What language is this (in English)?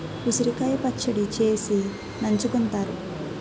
Telugu